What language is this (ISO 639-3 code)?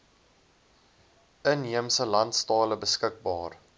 afr